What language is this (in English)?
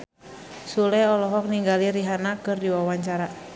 Sundanese